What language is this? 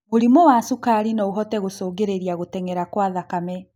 Kikuyu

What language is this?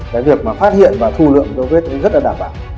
Vietnamese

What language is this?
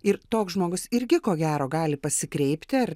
Lithuanian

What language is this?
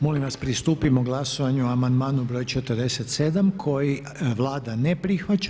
Croatian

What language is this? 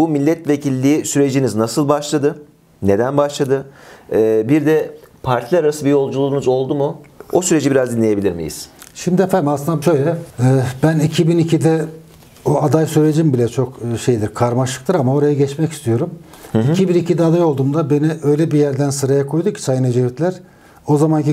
Turkish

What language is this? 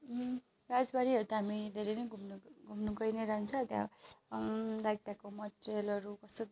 Nepali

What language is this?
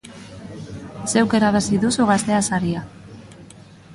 Basque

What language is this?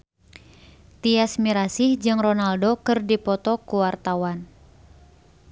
Sundanese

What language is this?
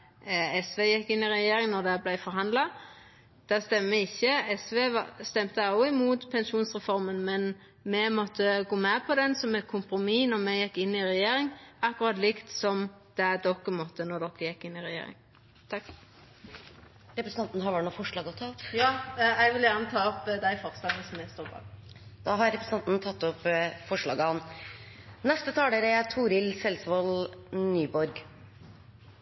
Norwegian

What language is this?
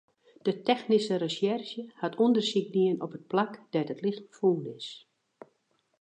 Western Frisian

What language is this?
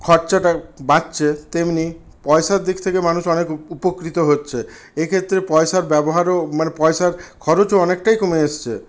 Bangla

